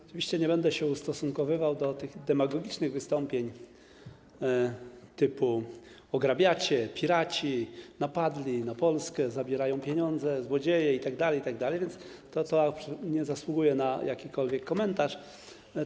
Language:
Polish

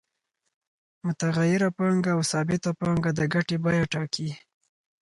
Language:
Pashto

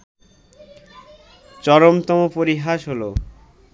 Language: Bangla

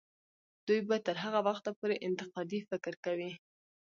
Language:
Pashto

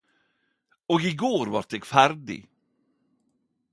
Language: Norwegian Nynorsk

